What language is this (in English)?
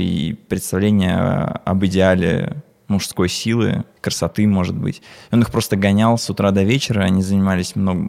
Russian